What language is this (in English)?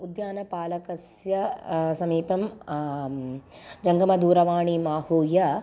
Sanskrit